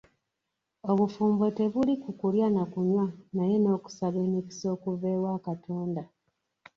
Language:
Ganda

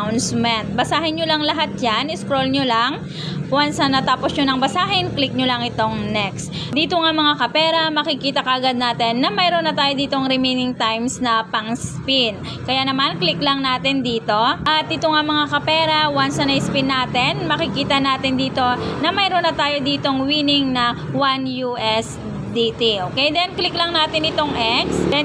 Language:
Filipino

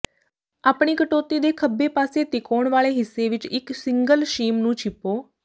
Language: Punjabi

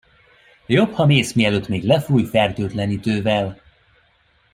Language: Hungarian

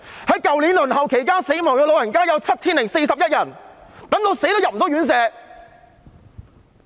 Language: Cantonese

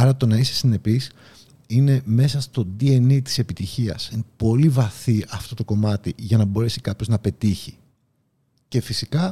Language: Greek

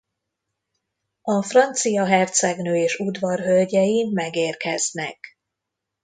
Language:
Hungarian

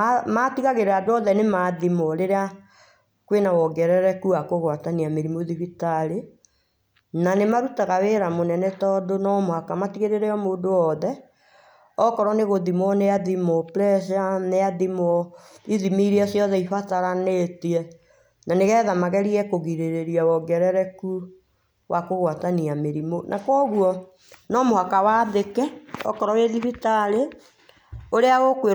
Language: Kikuyu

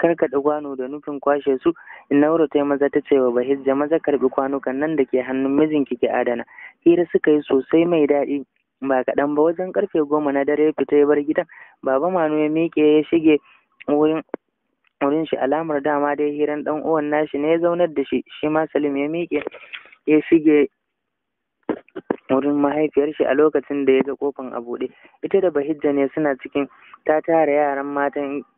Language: Arabic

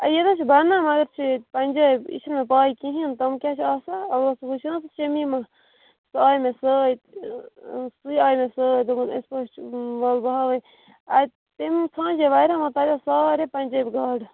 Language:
Kashmiri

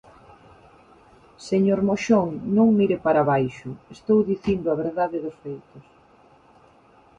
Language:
Galician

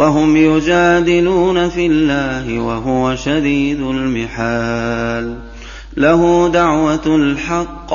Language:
Arabic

